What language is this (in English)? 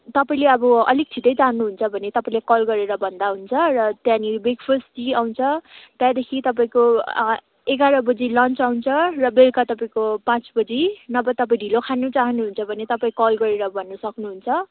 Nepali